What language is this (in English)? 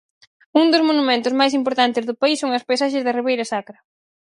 Galician